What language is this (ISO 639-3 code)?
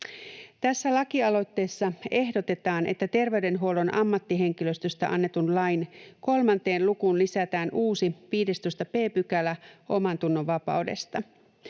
fin